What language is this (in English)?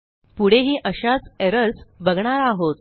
Marathi